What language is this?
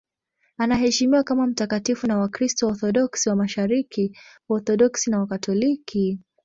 Swahili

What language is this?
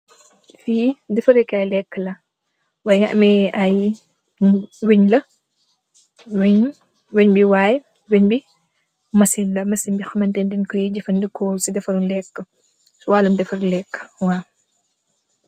Wolof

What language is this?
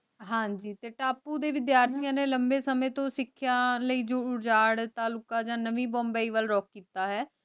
Punjabi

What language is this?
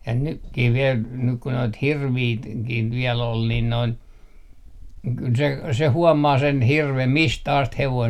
Finnish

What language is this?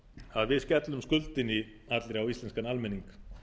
Icelandic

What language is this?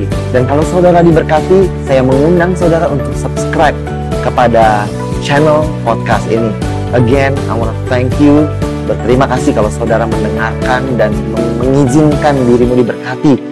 Indonesian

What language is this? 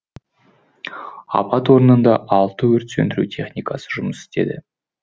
Kazakh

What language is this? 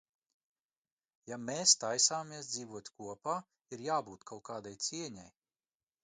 Latvian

